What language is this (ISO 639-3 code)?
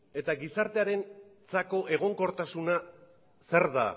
eus